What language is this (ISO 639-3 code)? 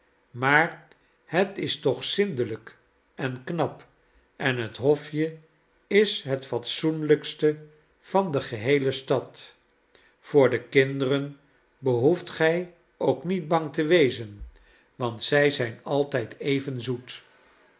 nld